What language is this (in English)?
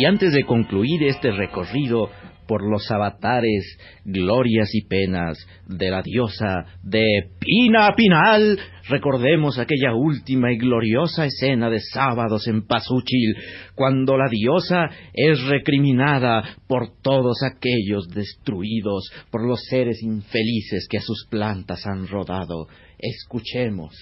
Spanish